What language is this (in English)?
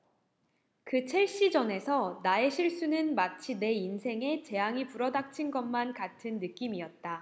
Korean